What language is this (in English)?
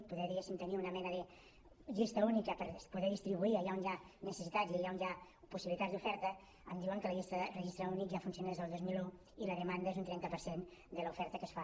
Catalan